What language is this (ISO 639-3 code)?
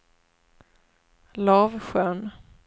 swe